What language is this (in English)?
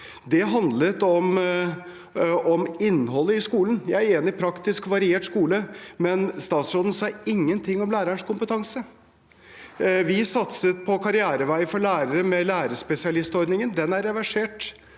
Norwegian